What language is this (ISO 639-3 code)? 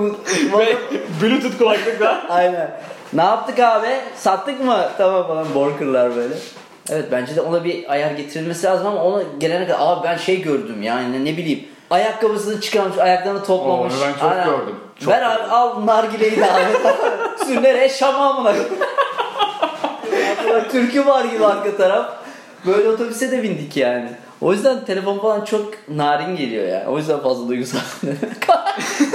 tur